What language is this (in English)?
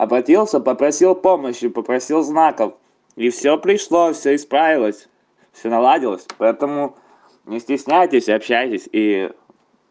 Russian